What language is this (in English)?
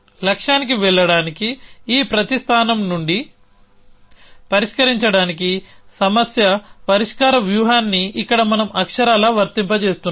Telugu